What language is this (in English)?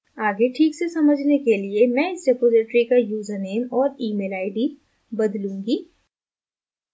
Hindi